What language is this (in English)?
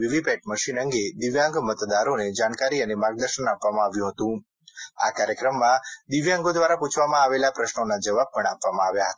Gujarati